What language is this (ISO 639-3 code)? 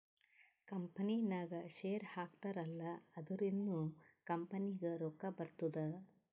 kan